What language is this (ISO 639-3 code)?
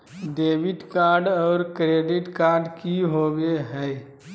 mag